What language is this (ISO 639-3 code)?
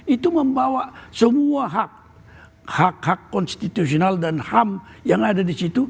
ind